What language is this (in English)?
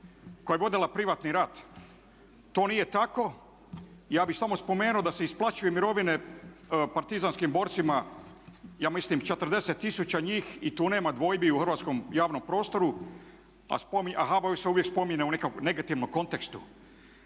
Croatian